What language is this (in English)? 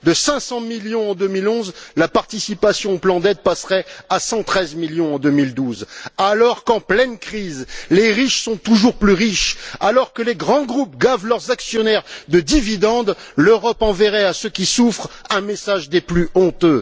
French